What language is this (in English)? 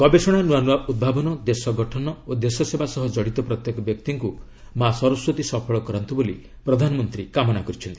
Odia